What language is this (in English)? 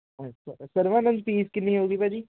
Punjabi